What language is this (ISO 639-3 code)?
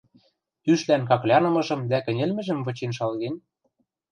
mrj